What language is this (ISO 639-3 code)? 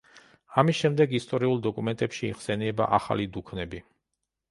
kat